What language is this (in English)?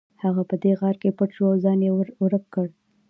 Pashto